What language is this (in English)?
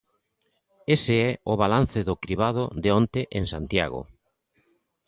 Galician